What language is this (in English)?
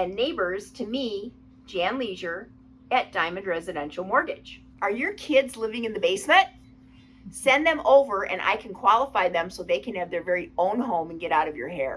English